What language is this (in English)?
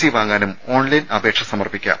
Malayalam